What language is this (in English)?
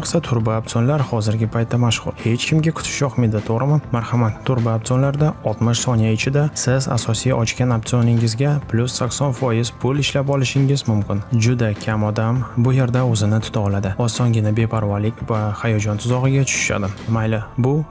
Uzbek